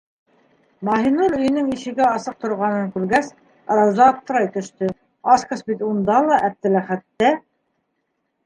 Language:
Bashkir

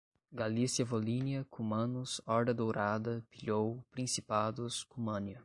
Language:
Portuguese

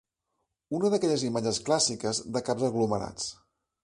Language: Catalan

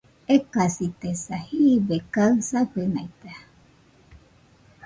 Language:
Nüpode Huitoto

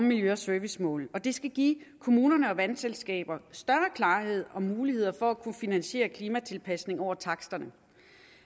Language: Danish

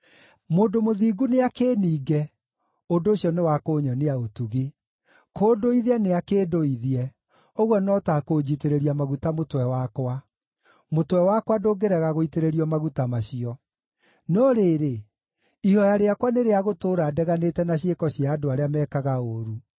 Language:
Kikuyu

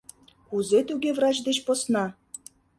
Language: Mari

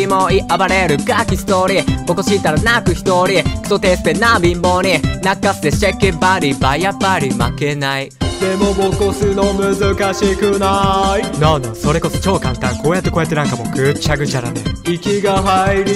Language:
Japanese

